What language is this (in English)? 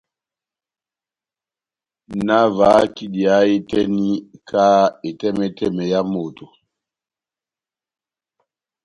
Batanga